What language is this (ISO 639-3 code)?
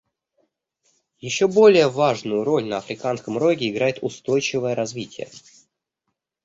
rus